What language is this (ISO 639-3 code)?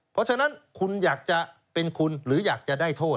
tha